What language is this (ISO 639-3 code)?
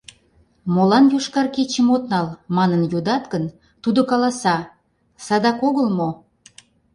chm